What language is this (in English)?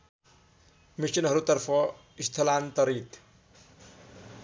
Nepali